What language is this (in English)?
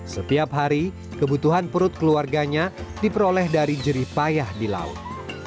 Indonesian